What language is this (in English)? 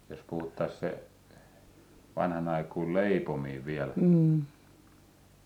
Finnish